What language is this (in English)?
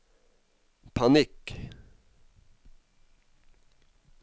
Norwegian